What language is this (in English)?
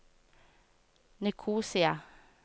Norwegian